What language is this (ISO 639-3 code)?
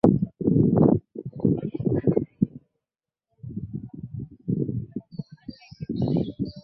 lug